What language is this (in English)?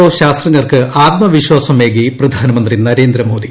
Malayalam